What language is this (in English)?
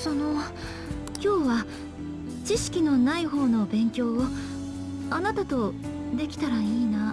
Japanese